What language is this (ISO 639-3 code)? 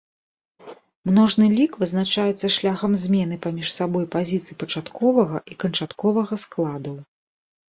bel